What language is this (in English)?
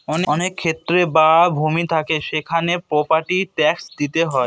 Bangla